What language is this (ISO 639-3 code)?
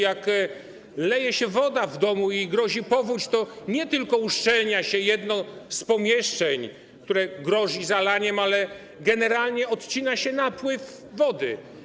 pol